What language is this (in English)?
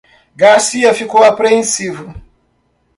Portuguese